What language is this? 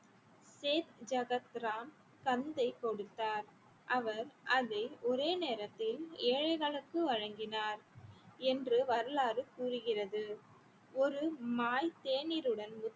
Tamil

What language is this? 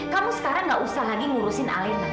Indonesian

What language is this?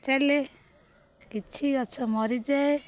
Odia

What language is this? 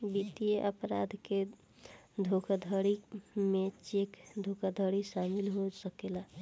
Bhojpuri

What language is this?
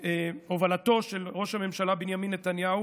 Hebrew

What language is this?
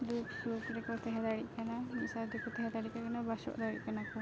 Santali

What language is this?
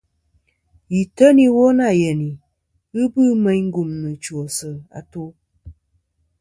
Kom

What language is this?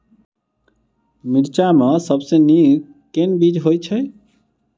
Maithili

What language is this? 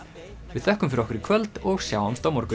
Icelandic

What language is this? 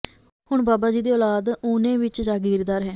Punjabi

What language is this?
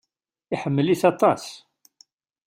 Kabyle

